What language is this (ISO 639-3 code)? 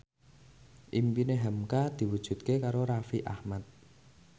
jav